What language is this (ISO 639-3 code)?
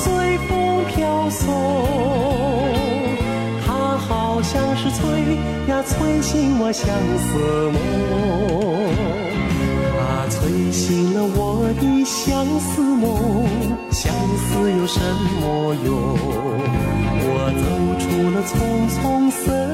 zho